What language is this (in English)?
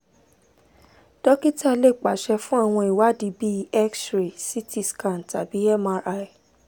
Yoruba